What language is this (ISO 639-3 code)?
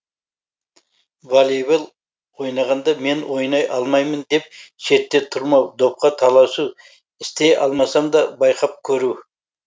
kaz